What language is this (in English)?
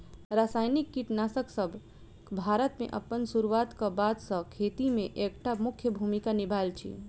Maithili